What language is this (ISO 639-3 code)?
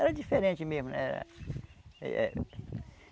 por